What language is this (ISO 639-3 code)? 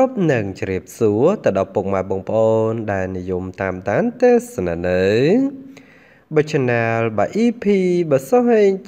vie